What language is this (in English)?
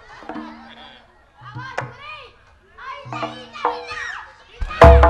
Indonesian